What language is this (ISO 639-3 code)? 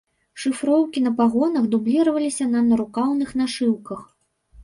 bel